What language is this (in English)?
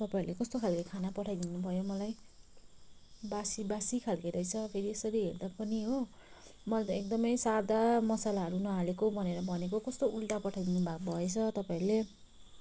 Nepali